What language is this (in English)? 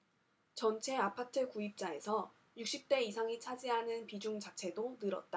Korean